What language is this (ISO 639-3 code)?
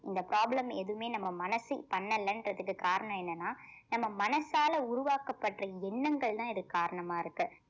tam